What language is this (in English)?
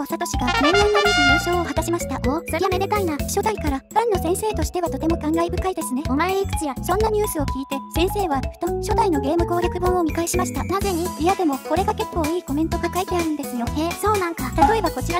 Japanese